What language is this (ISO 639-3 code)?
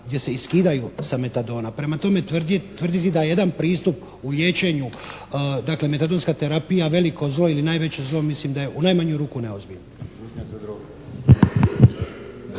hrv